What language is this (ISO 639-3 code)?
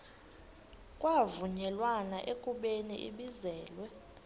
xho